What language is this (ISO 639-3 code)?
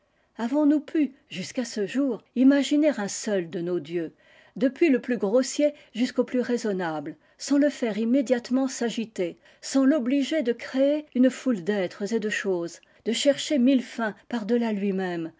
fra